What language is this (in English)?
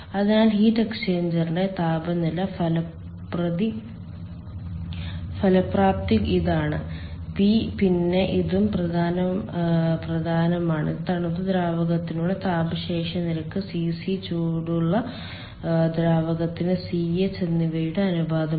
Malayalam